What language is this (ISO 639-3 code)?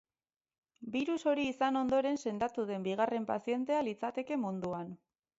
eus